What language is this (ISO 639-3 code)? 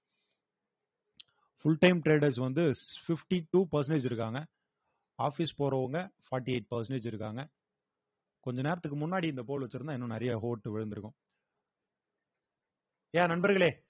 tam